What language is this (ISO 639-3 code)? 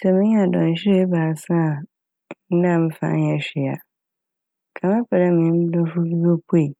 aka